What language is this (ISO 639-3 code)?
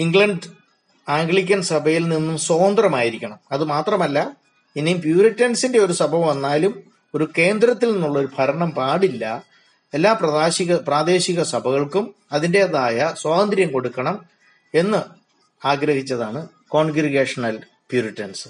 mal